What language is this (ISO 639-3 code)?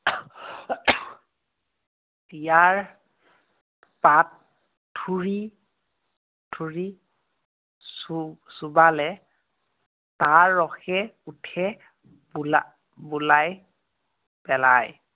asm